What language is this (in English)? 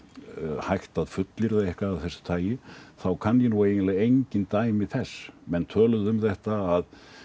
Icelandic